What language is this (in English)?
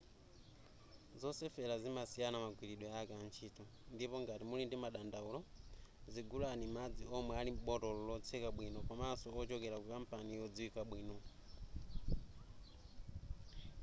Nyanja